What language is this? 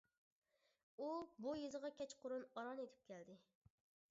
Uyghur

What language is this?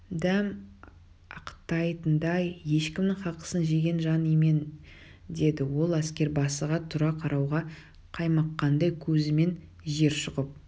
Kazakh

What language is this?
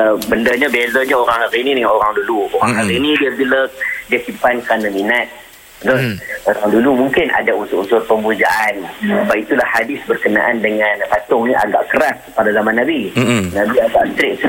Malay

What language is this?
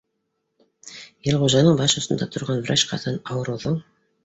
Bashkir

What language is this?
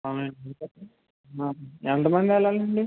Telugu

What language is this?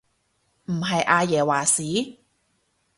Cantonese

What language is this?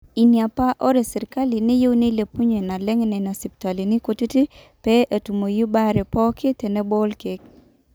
Masai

